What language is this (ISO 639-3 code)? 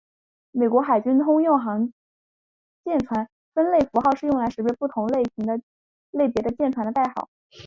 zho